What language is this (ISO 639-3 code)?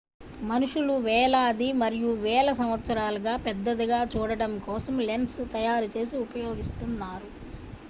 tel